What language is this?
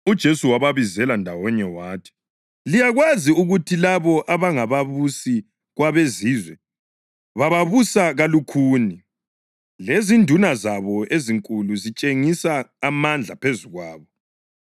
North Ndebele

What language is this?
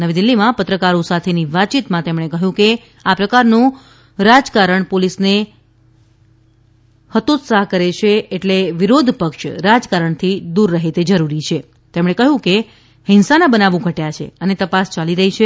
Gujarati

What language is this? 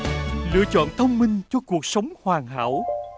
Vietnamese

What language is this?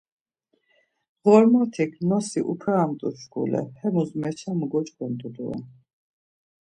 Laz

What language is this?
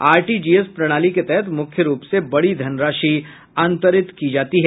Hindi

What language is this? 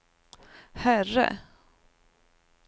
Swedish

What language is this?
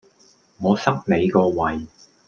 Cantonese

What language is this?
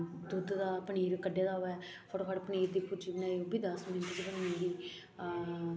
Dogri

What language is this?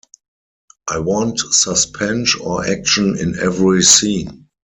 English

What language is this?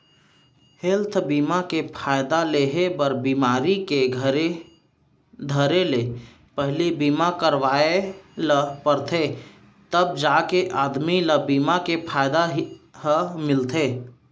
Chhattisgarhi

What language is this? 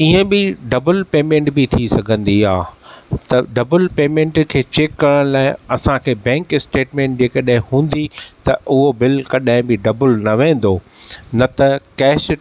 Sindhi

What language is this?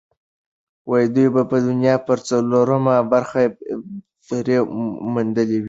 Pashto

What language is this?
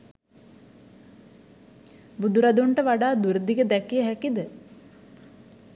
Sinhala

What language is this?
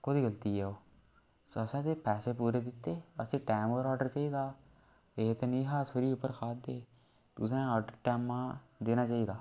Dogri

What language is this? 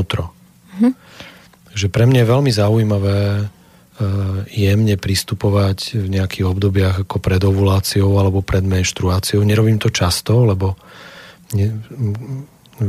Slovak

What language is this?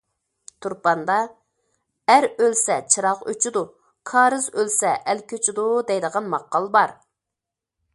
Uyghur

